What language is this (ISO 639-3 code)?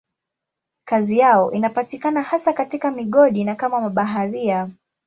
swa